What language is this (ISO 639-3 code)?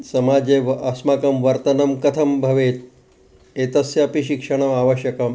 san